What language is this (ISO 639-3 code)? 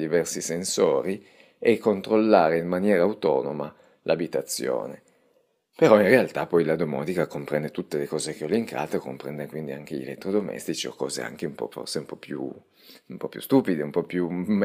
ita